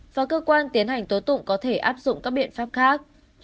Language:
Vietnamese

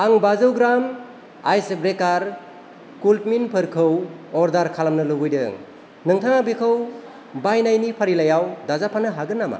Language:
Bodo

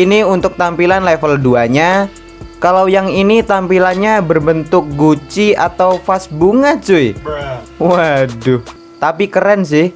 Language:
Indonesian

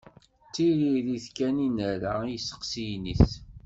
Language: Kabyle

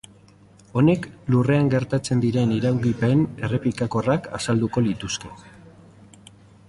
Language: Basque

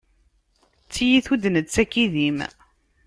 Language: Kabyle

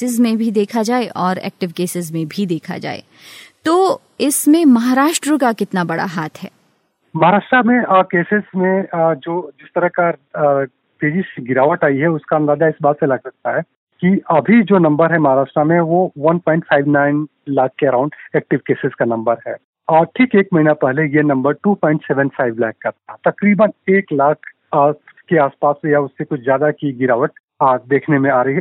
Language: Hindi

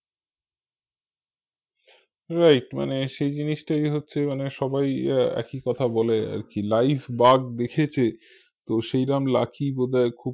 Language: Bangla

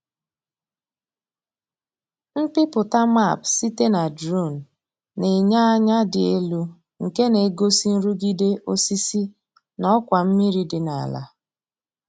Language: Igbo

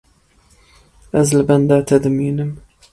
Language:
Kurdish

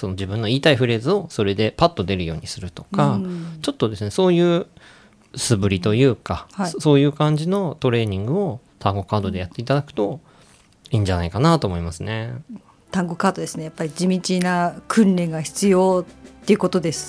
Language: Japanese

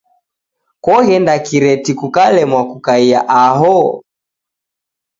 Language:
Taita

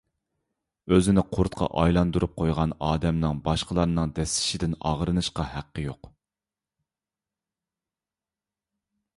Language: Uyghur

